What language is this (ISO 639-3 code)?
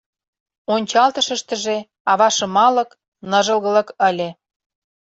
chm